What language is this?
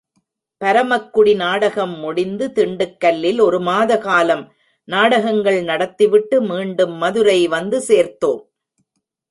Tamil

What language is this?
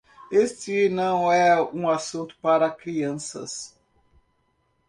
Portuguese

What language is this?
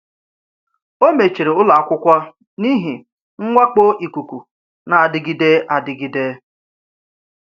Igbo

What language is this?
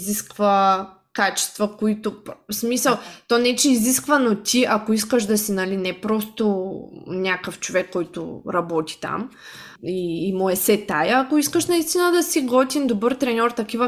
Bulgarian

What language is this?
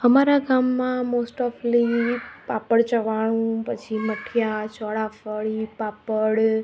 Gujarati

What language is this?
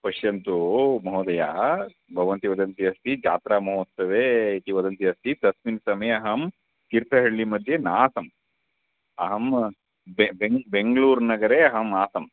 Sanskrit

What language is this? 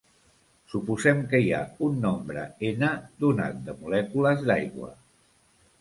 Catalan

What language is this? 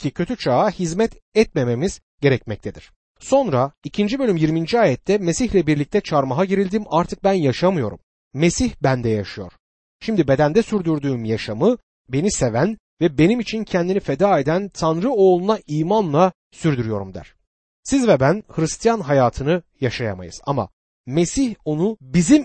Turkish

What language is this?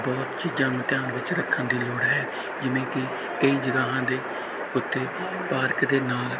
Punjabi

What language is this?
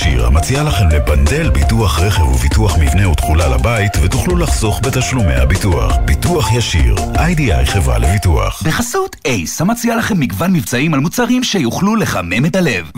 Hebrew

